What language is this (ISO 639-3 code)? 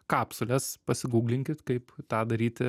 lit